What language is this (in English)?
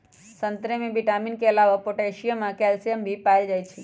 Magahi